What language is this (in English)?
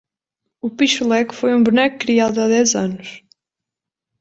Portuguese